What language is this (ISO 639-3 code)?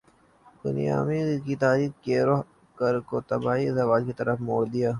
urd